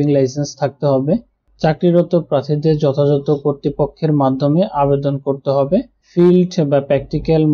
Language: Bangla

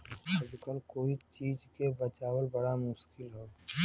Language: Bhojpuri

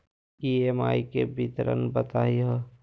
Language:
Magahi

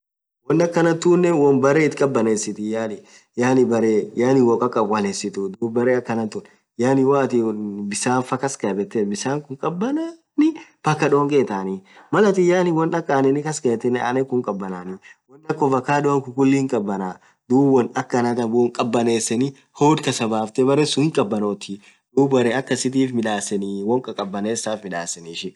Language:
Orma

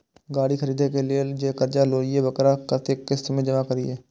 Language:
Maithili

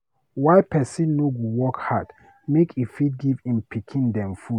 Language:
Nigerian Pidgin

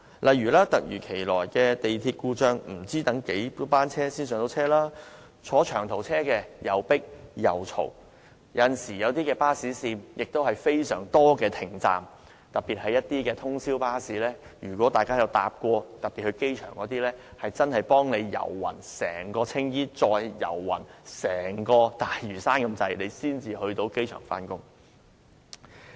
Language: Cantonese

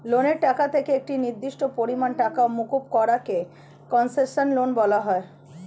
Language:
Bangla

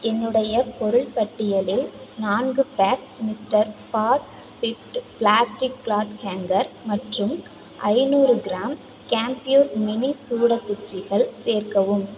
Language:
Tamil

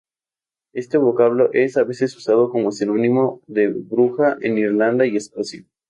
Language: Spanish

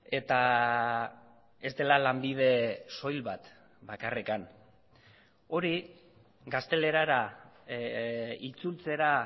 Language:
Basque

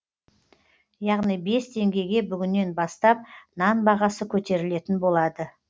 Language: Kazakh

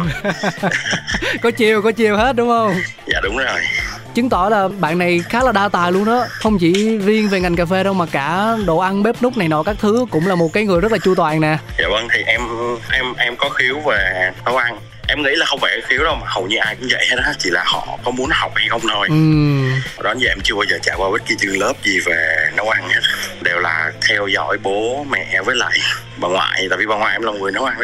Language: Vietnamese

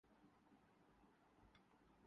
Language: Urdu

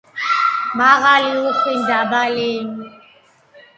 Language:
Georgian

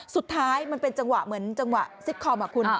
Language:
Thai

